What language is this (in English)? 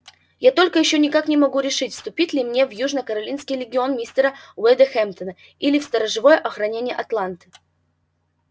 Russian